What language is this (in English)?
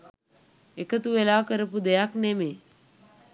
Sinhala